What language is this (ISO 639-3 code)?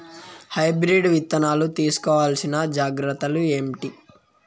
tel